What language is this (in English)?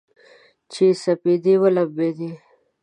Pashto